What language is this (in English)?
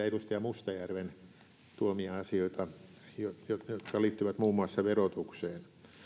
Finnish